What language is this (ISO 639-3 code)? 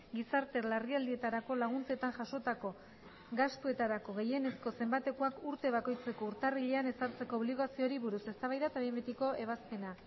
eus